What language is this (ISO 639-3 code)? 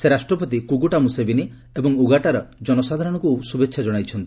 ori